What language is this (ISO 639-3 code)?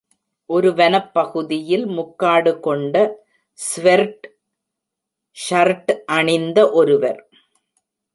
tam